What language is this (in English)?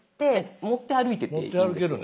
Japanese